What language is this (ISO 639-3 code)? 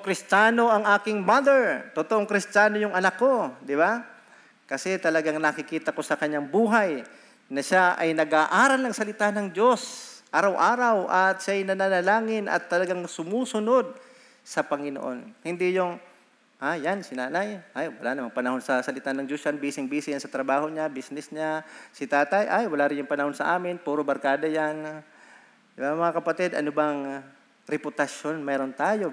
fil